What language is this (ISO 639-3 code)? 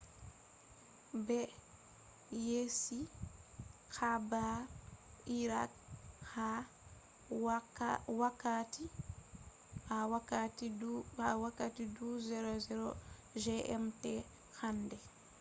ful